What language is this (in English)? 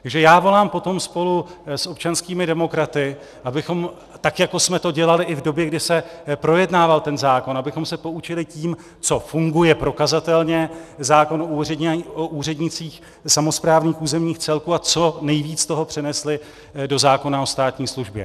Czech